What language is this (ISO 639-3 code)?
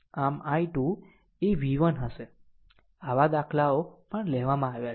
guj